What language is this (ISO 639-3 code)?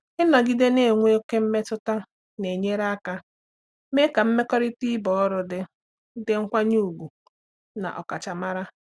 ibo